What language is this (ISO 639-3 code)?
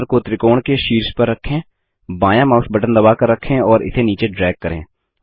hin